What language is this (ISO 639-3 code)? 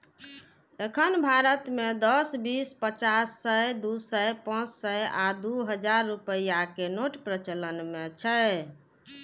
mai